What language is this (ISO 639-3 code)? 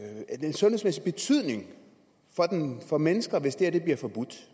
dan